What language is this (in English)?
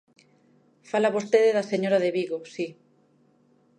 Galician